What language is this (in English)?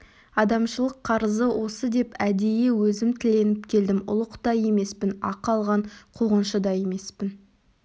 Kazakh